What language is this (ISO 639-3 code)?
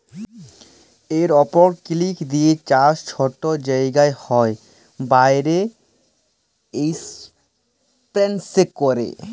ben